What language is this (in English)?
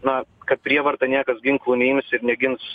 Lithuanian